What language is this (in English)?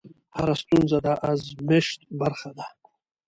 Pashto